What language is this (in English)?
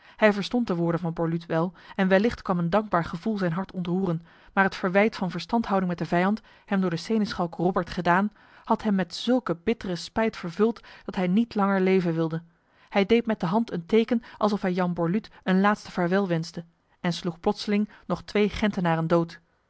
Dutch